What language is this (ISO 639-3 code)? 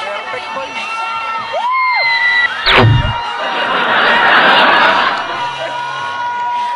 tha